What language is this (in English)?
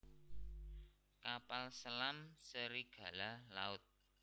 Javanese